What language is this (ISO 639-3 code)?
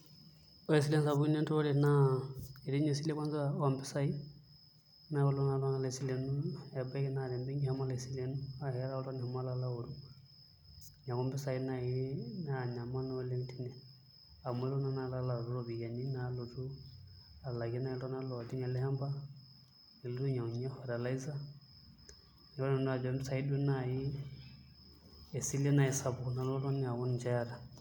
mas